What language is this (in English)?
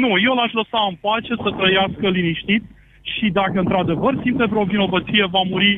Romanian